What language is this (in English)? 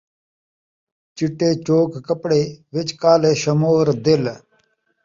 Saraiki